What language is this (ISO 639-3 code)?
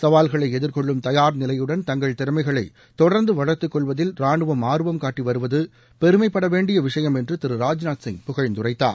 tam